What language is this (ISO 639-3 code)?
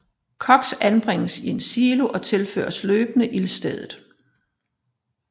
dan